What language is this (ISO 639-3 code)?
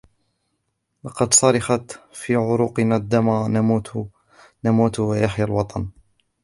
ara